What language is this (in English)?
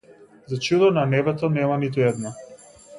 Macedonian